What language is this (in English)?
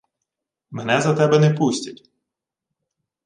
Ukrainian